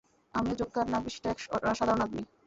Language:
Bangla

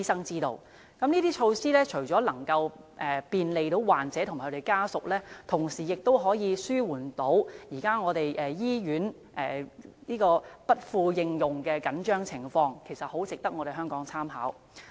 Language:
Cantonese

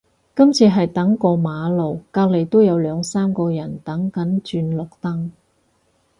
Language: Cantonese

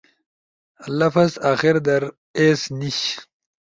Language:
Ushojo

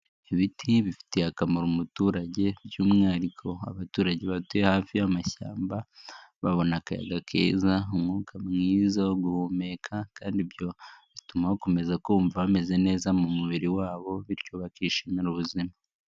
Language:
Kinyarwanda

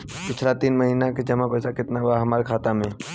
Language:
Bhojpuri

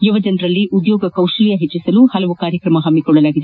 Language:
Kannada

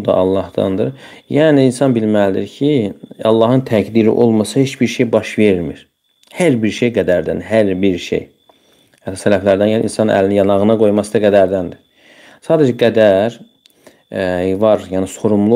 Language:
Turkish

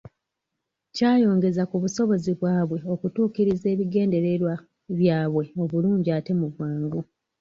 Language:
Ganda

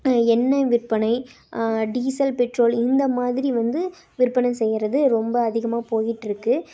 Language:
Tamil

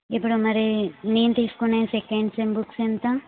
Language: Telugu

